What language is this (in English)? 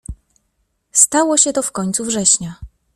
Polish